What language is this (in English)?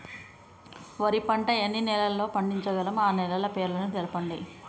Telugu